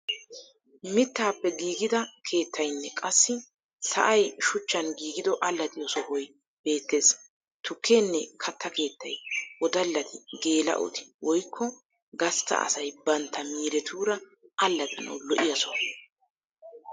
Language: Wolaytta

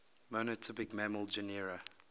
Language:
English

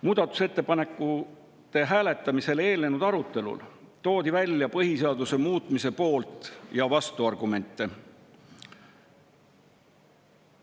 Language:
Estonian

